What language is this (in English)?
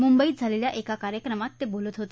Marathi